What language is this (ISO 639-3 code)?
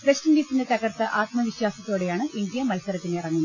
mal